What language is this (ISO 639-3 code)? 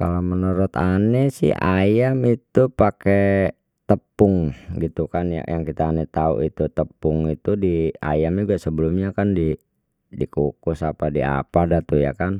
bew